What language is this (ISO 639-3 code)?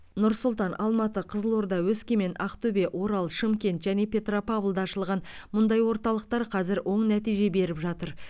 kaz